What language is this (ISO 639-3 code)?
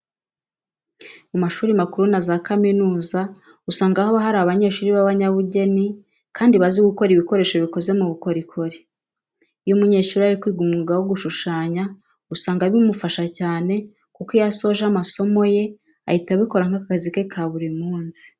kin